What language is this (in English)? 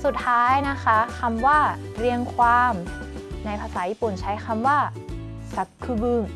Thai